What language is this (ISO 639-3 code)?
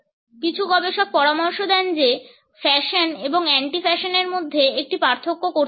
ben